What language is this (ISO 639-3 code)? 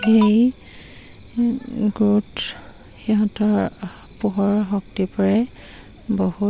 asm